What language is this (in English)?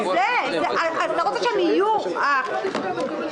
Hebrew